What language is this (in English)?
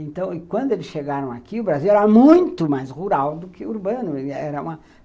Portuguese